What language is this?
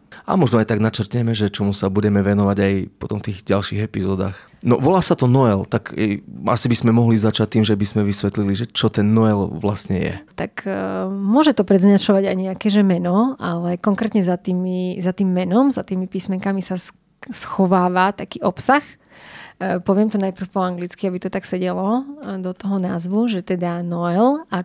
Slovak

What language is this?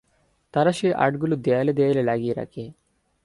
Bangla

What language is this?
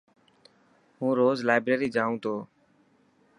Dhatki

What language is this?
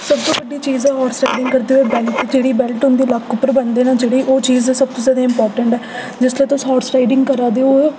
Dogri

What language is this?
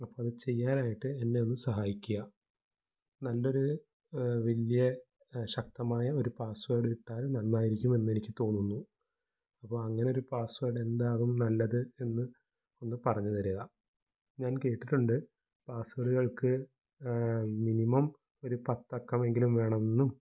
Malayalam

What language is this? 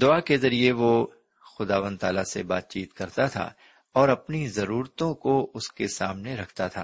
Urdu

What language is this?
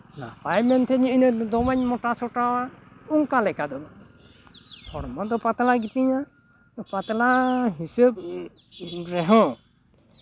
Santali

